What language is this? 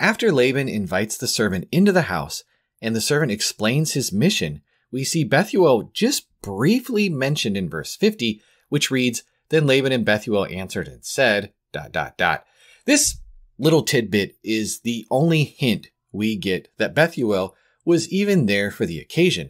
English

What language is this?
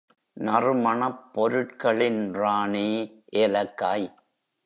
Tamil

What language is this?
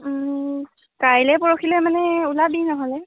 Assamese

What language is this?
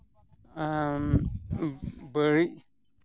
Santali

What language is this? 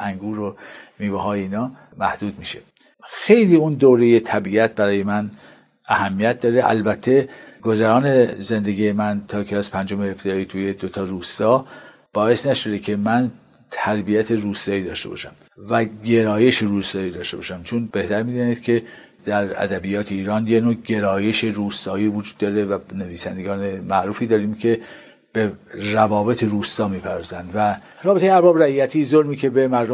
Persian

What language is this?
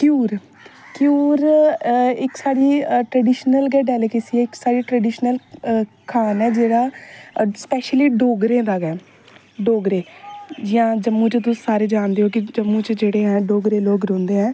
Dogri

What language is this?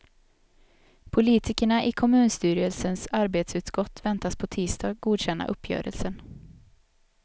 Swedish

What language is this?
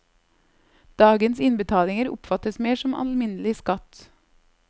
Norwegian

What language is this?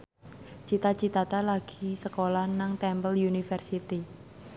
Javanese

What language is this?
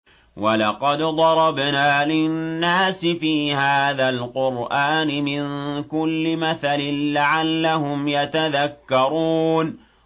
Arabic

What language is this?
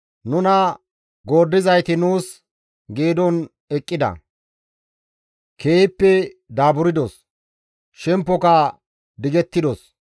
Gamo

